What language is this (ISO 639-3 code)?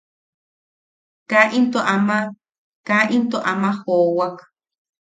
yaq